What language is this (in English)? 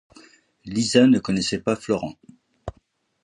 French